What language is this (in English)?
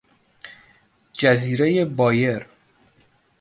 Persian